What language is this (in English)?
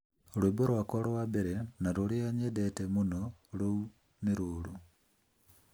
Kikuyu